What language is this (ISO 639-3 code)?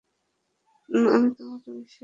ben